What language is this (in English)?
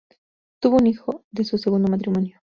Spanish